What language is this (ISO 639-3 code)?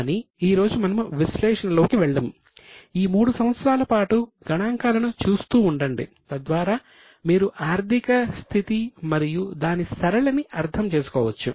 tel